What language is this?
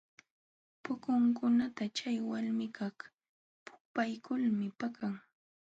Jauja Wanca Quechua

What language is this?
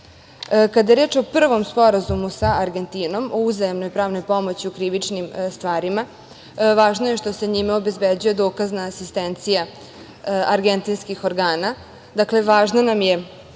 Serbian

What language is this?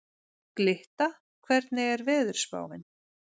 Icelandic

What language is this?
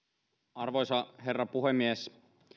Finnish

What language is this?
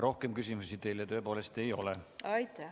Estonian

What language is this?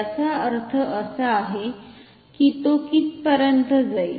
Marathi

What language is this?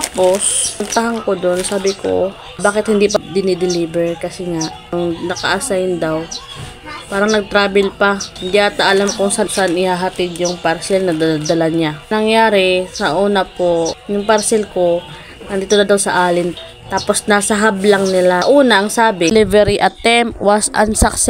Filipino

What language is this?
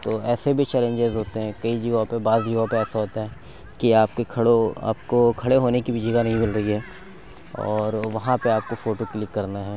Urdu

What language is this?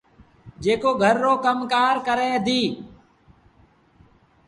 Sindhi Bhil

